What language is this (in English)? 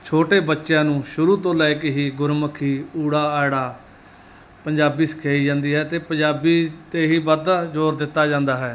Punjabi